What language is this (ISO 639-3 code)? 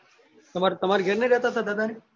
guj